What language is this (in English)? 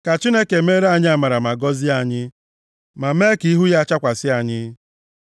Igbo